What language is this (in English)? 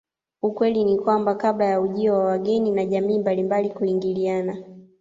Swahili